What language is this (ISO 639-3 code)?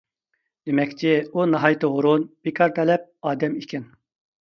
uig